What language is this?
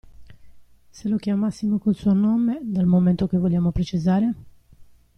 Italian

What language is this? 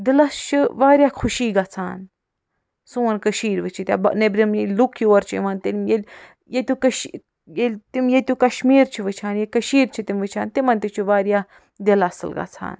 Kashmiri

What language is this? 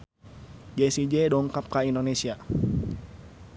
Sundanese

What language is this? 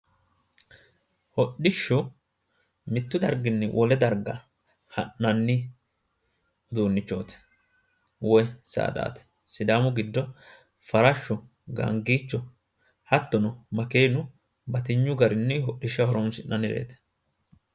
Sidamo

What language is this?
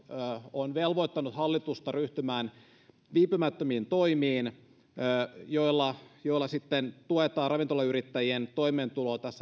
Finnish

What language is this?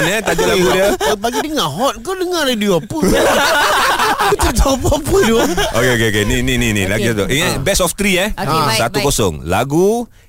Malay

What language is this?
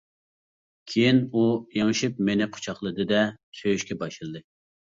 Uyghur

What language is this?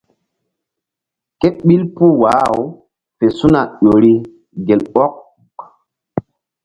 Mbum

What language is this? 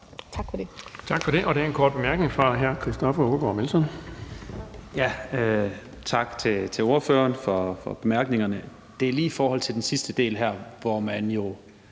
Danish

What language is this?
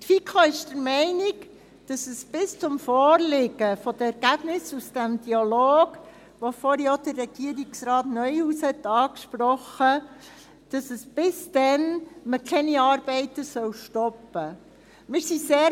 Swiss German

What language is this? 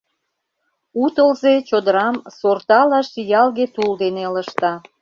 Mari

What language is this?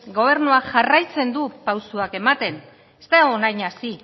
Basque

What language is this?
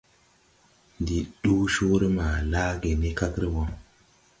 Tupuri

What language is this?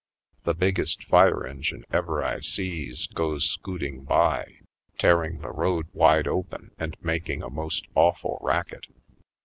English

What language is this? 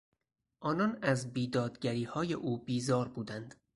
Persian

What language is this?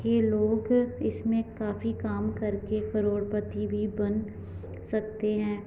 Hindi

